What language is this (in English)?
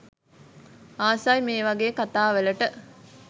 Sinhala